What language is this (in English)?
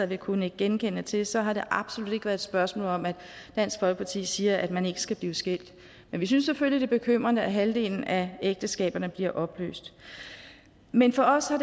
Danish